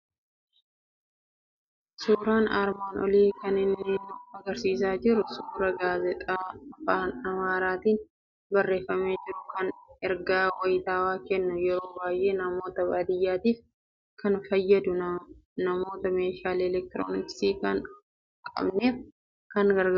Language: Oromo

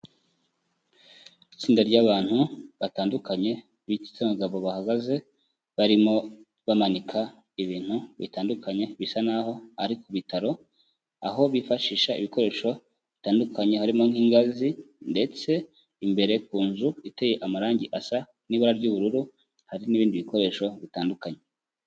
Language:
Kinyarwanda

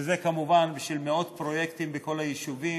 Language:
Hebrew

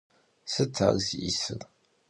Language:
Kabardian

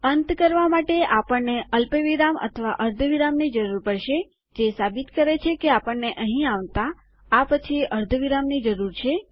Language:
Gujarati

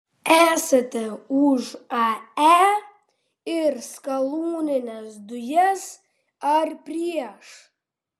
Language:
Lithuanian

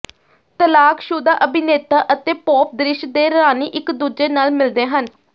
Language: Punjabi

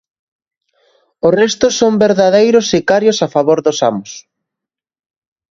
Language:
Galician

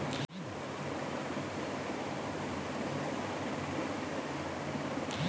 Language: Maithili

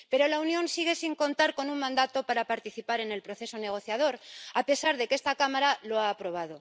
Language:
Spanish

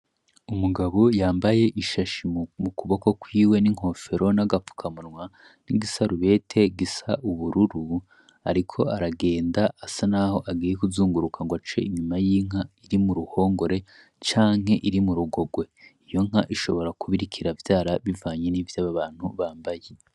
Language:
Rundi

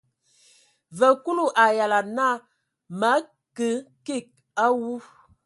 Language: Ewondo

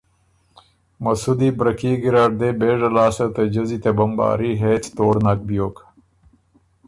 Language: Ormuri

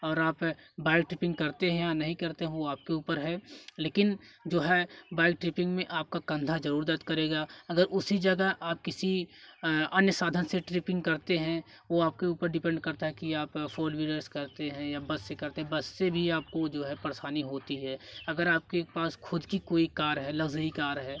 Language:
Hindi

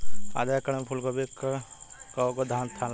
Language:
Bhojpuri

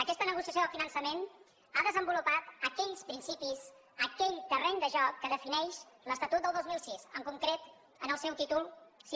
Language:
Catalan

